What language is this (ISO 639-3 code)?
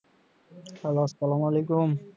ben